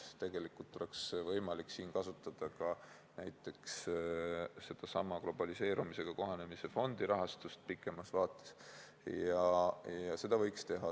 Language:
Estonian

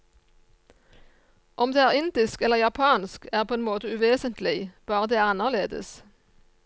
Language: Norwegian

